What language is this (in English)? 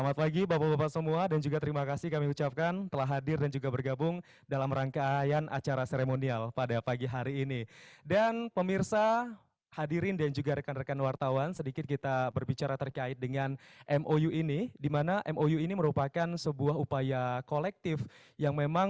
Indonesian